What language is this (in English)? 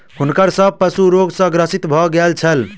Maithili